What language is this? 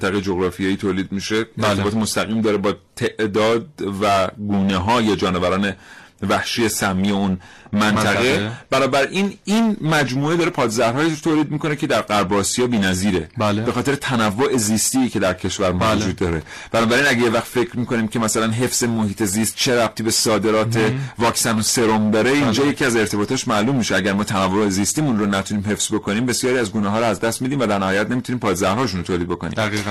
Persian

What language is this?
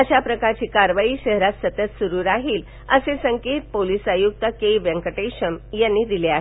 Marathi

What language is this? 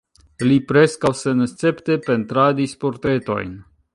Esperanto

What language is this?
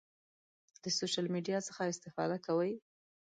Pashto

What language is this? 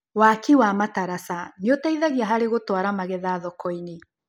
Kikuyu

